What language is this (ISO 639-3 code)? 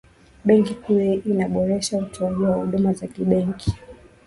swa